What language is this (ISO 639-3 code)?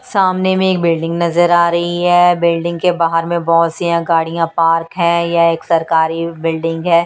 hin